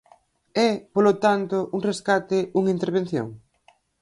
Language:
Galician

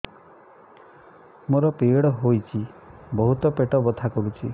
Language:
Odia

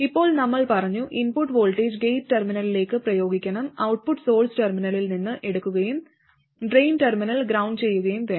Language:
Malayalam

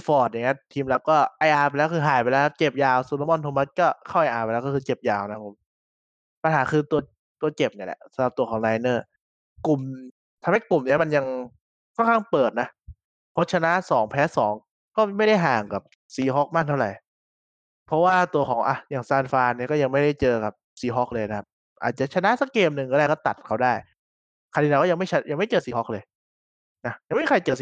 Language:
Thai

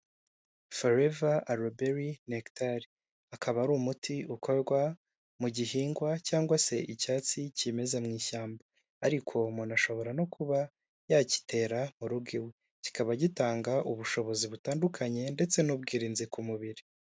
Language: Kinyarwanda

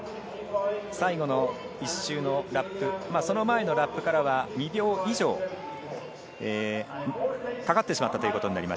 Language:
Japanese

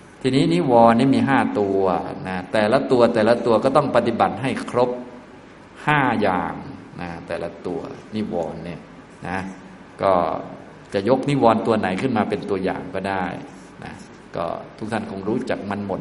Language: Thai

